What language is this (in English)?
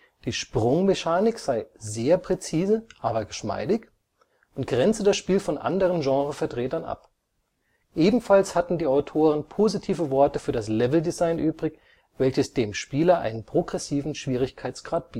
German